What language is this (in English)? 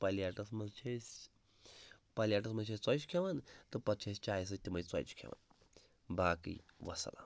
Kashmiri